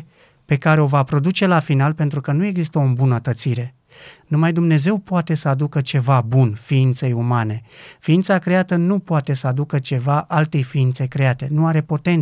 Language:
Romanian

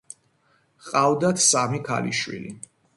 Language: Georgian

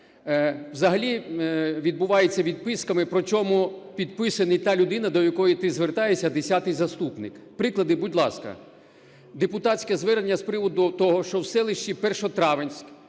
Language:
Ukrainian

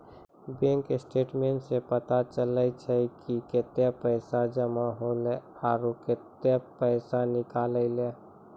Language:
Maithili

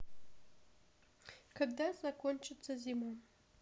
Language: Russian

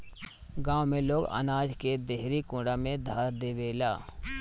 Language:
Bhojpuri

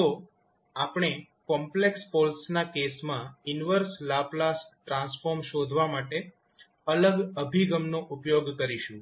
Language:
Gujarati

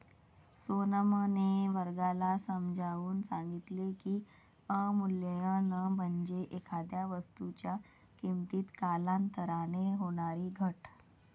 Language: Marathi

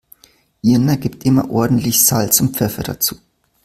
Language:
German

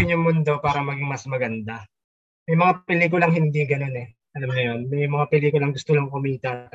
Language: Filipino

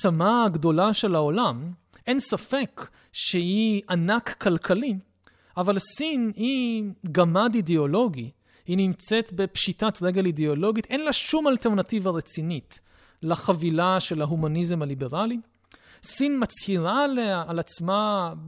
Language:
Hebrew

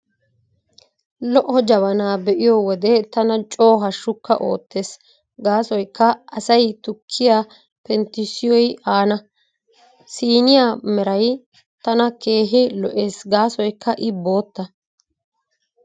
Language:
Wolaytta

